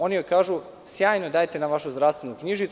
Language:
Serbian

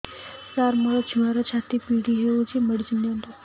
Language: Odia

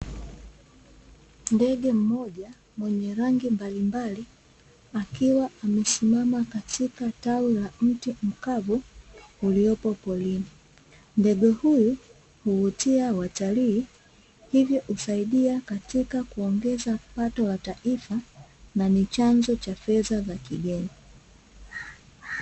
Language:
Swahili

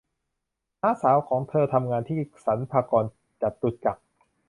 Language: Thai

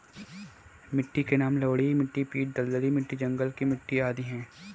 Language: Hindi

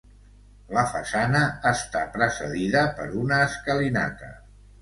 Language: Catalan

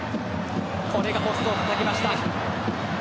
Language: Japanese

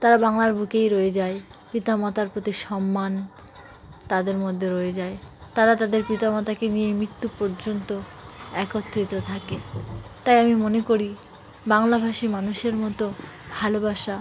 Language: Bangla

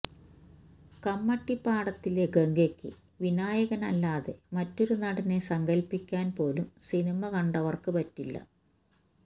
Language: Malayalam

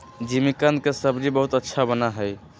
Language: Magahi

